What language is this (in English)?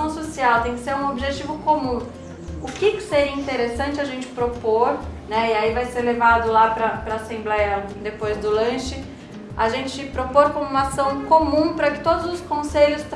Portuguese